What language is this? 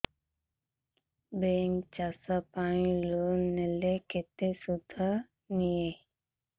Odia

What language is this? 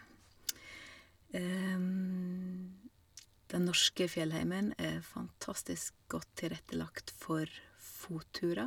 Norwegian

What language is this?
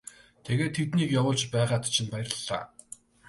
Mongolian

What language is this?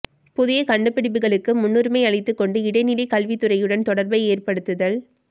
Tamil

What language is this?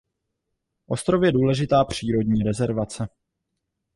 Czech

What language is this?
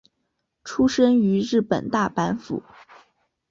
Chinese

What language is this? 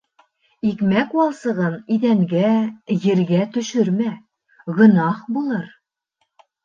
Bashkir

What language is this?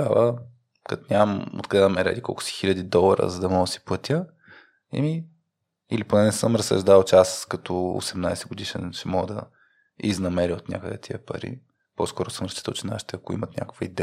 Bulgarian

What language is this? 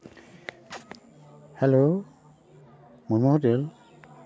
Santali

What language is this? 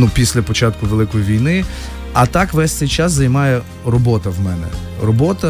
Ukrainian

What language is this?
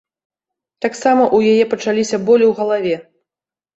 Belarusian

